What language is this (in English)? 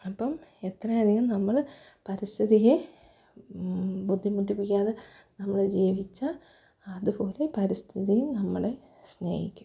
Malayalam